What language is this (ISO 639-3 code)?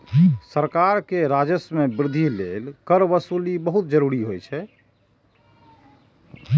mai